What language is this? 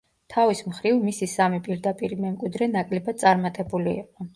Georgian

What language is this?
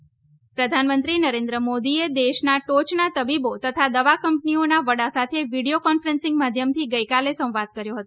Gujarati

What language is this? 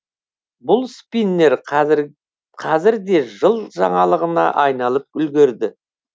Kazakh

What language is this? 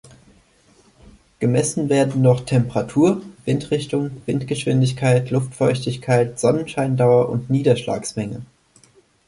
German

